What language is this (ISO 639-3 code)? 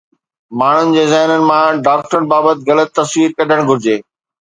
snd